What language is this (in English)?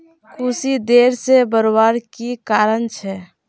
Magahi